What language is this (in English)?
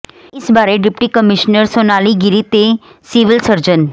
Punjabi